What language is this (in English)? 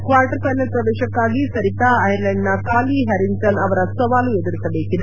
Kannada